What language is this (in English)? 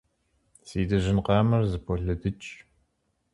Kabardian